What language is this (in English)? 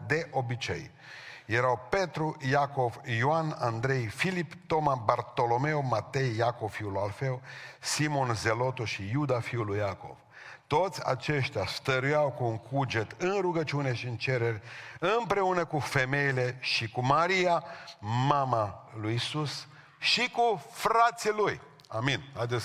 Romanian